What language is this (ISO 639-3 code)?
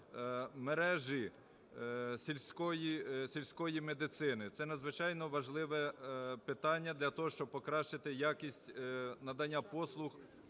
ukr